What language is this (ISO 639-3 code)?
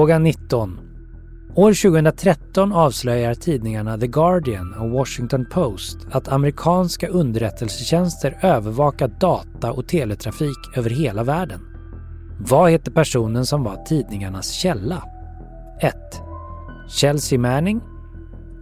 swe